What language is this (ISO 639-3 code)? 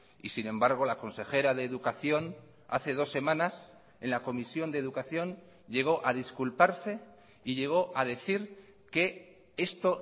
spa